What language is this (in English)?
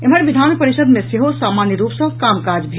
Maithili